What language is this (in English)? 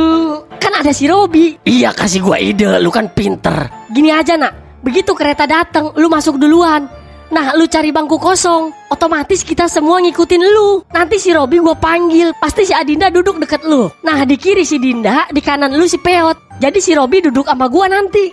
Indonesian